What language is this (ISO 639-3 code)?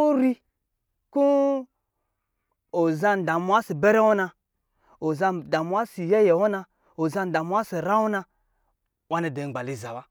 mgi